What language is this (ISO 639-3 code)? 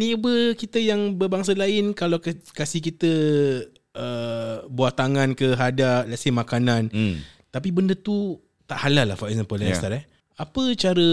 msa